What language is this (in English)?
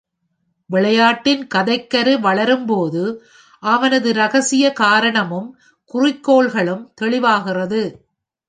Tamil